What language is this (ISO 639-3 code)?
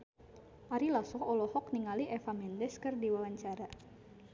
sun